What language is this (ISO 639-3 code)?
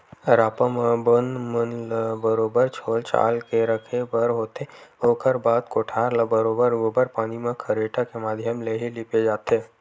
hne